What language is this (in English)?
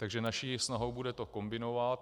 Czech